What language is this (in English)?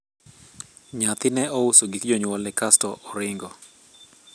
Luo (Kenya and Tanzania)